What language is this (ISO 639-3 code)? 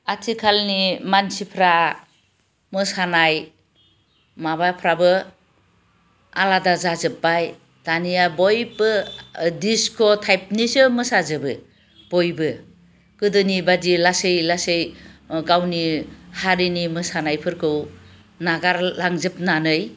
brx